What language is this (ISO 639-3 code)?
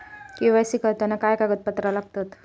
mar